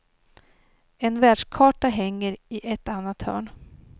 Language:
Swedish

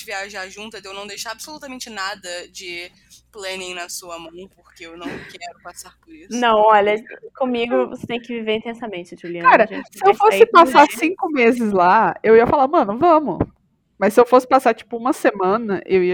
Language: Portuguese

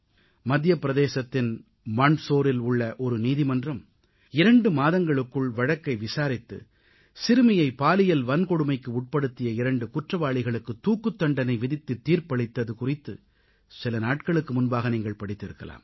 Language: Tamil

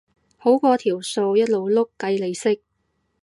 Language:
Cantonese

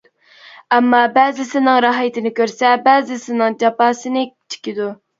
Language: Uyghur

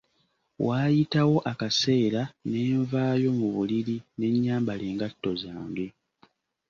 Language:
Ganda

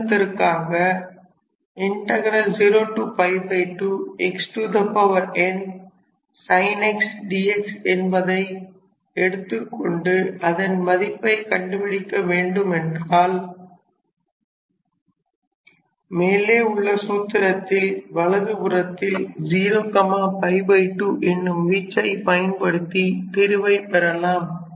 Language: Tamil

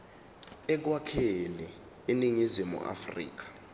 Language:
Zulu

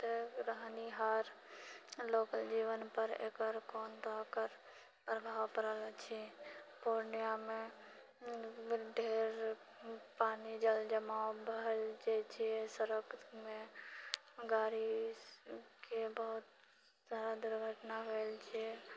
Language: Maithili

